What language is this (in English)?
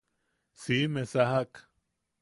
Yaqui